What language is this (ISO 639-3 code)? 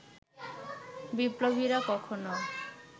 ben